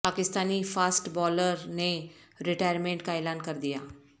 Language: Urdu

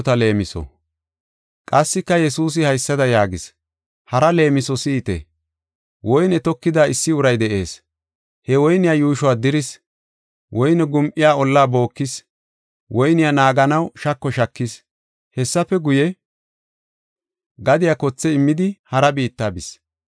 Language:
Gofa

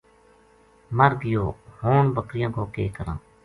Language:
Gujari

